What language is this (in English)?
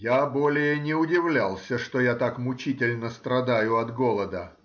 Russian